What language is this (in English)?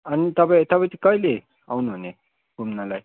Nepali